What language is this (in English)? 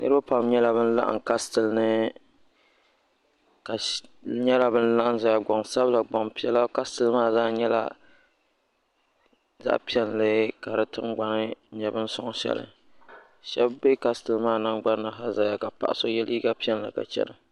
Dagbani